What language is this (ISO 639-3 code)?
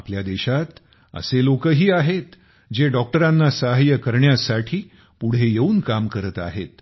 mar